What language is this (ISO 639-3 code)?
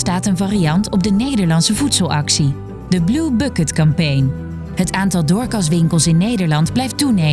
nld